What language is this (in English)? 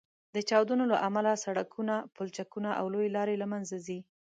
Pashto